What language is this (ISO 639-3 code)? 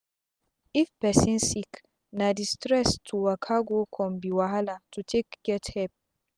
pcm